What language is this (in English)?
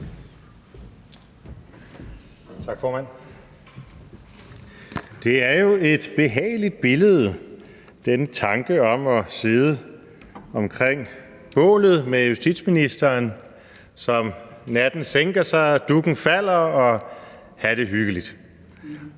Danish